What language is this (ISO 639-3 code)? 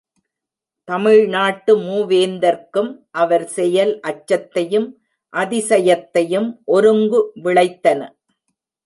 tam